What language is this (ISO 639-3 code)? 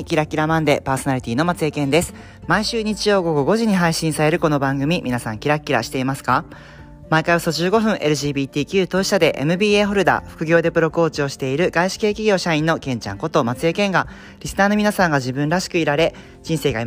jpn